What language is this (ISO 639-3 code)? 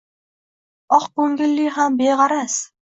uzb